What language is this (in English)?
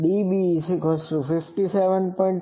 Gujarati